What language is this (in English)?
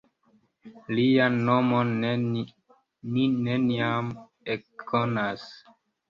Esperanto